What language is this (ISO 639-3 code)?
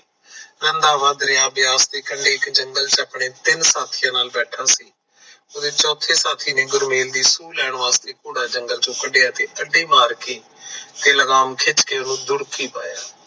pan